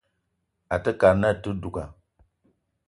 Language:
Eton (Cameroon)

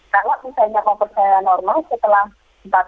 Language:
Indonesian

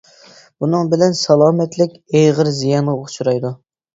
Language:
Uyghur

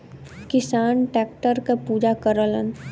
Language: Bhojpuri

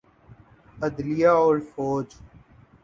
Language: Urdu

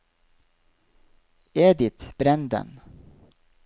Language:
Norwegian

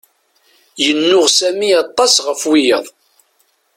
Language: Kabyle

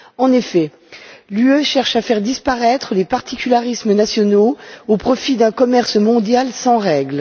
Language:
French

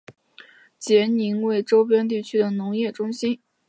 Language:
Chinese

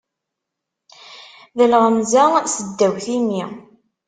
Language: Kabyle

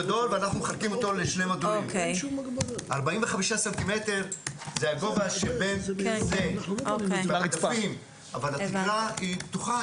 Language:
Hebrew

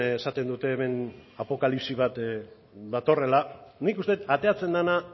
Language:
Basque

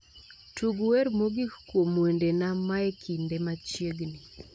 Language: Luo (Kenya and Tanzania)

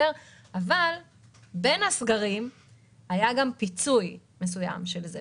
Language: Hebrew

